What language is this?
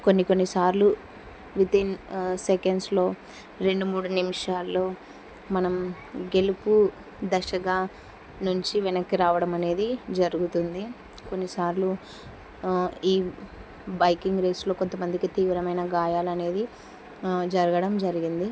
Telugu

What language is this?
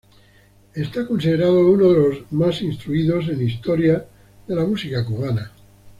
Spanish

